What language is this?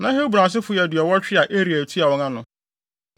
Akan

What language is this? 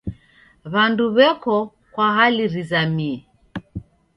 Taita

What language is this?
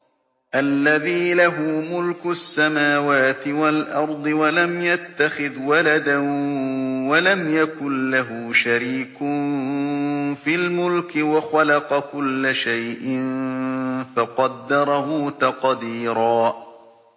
Arabic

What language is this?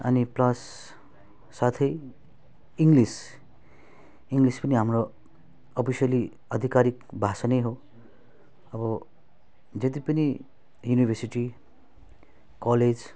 Nepali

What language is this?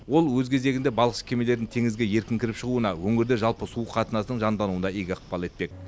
Kazakh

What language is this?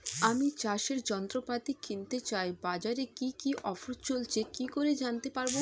Bangla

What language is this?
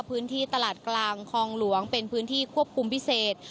Thai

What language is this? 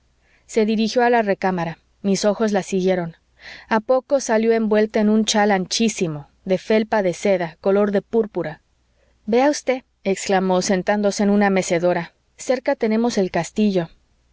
Spanish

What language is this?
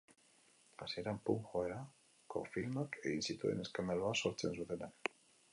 Basque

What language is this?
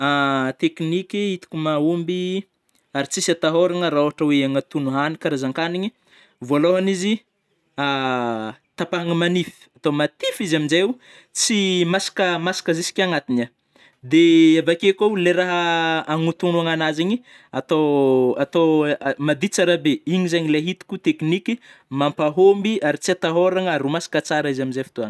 Northern Betsimisaraka Malagasy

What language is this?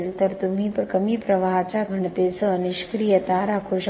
Marathi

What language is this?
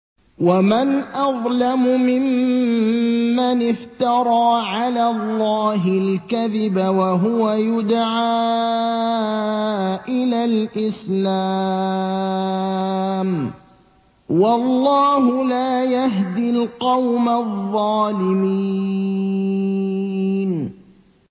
Arabic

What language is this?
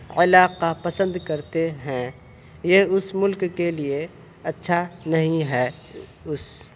Urdu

